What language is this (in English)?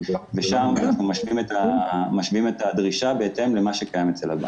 Hebrew